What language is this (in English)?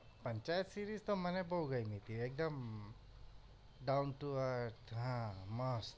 Gujarati